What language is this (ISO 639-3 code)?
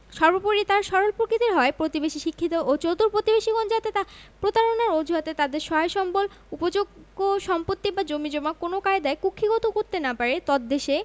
ben